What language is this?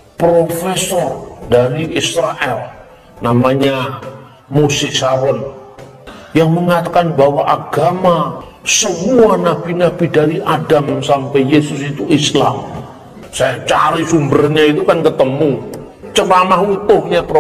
Indonesian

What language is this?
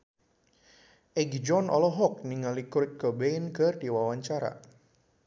Sundanese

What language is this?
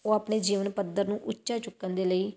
Punjabi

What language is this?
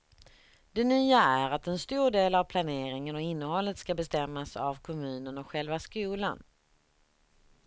Swedish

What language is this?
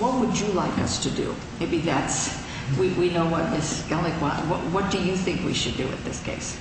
English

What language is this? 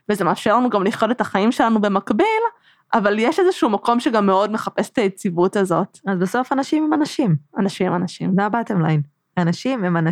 Hebrew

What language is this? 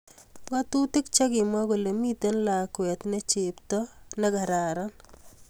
Kalenjin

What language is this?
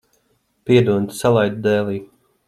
Latvian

